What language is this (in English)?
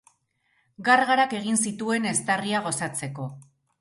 Basque